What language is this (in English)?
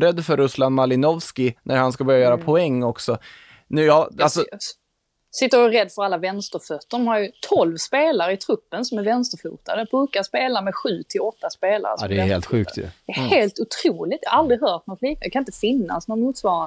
Swedish